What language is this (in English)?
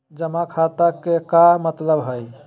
Magahi